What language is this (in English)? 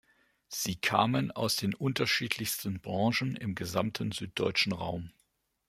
German